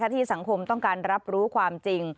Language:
Thai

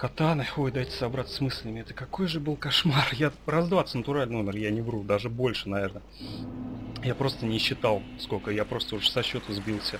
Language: Russian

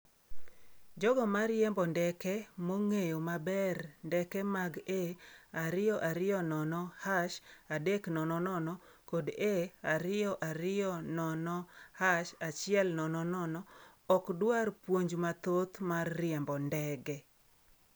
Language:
Luo (Kenya and Tanzania)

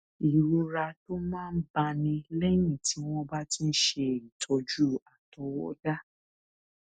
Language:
Yoruba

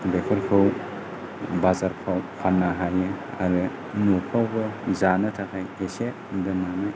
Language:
Bodo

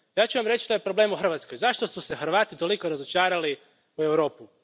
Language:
Croatian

